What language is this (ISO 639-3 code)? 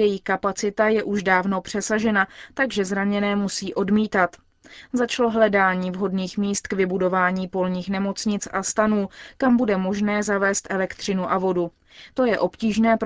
ces